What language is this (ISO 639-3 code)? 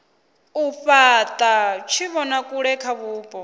ven